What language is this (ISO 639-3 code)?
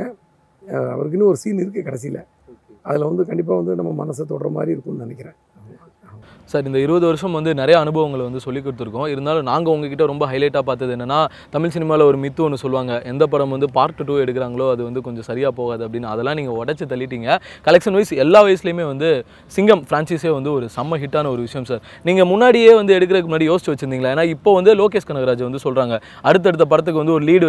tam